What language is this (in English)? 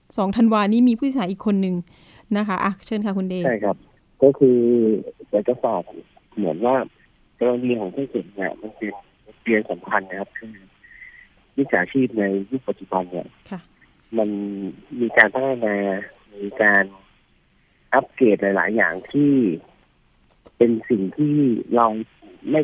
Thai